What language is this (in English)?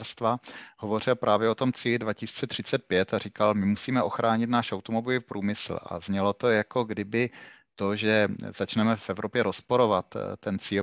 Czech